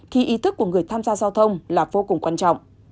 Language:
Vietnamese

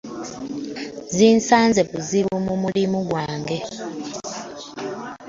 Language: Ganda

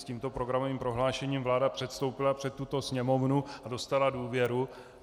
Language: Czech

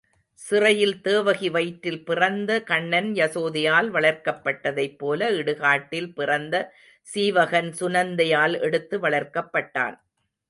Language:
Tamil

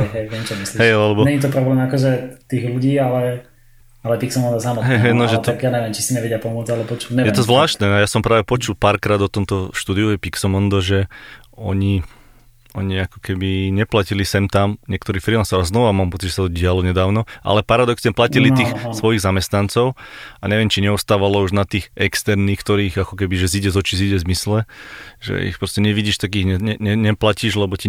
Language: Slovak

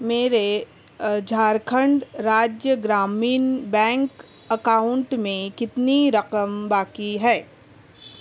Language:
Urdu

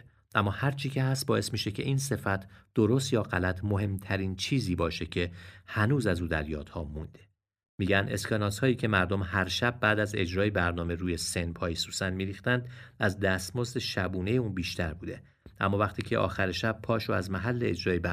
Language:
Persian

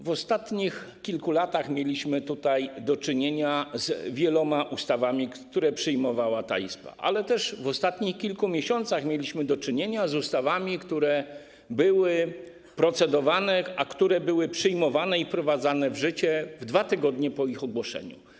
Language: Polish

